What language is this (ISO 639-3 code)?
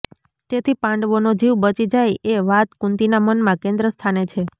guj